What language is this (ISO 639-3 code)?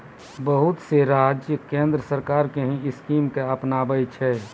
mai